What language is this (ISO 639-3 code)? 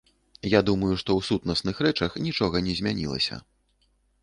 bel